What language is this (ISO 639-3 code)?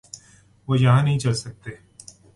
urd